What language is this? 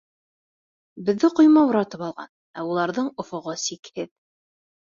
Bashkir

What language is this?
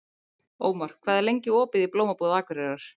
Icelandic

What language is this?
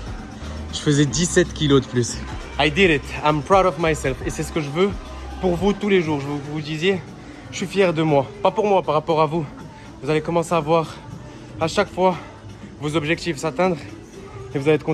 French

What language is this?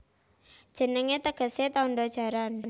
Javanese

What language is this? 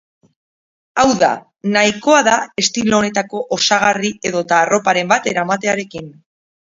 Basque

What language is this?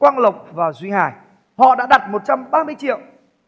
Vietnamese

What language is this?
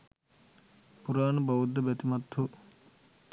Sinhala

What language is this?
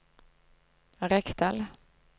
Norwegian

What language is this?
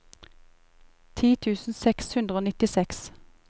Norwegian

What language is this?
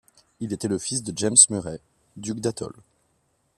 French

